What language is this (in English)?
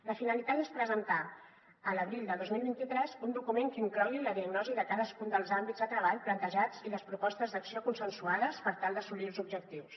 Catalan